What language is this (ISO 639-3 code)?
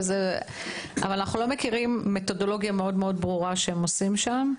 heb